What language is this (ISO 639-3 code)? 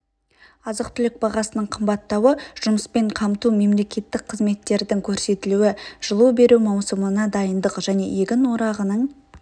kaz